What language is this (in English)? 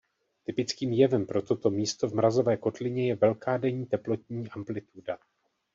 Czech